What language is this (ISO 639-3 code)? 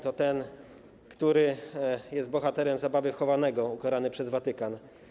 pol